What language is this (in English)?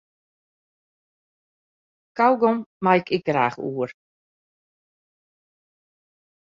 Western Frisian